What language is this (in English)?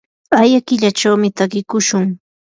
Yanahuanca Pasco Quechua